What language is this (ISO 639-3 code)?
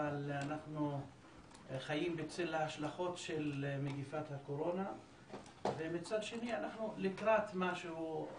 heb